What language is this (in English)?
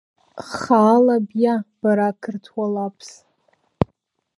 Abkhazian